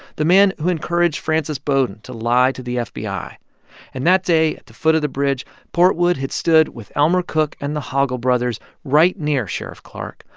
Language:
English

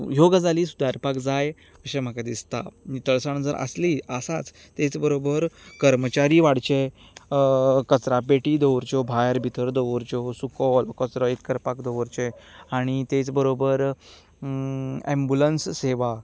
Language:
Konkani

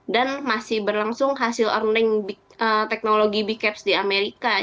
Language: Indonesian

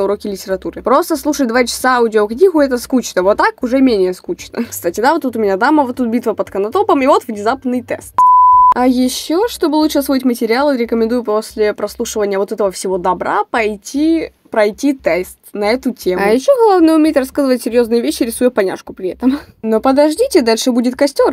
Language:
Russian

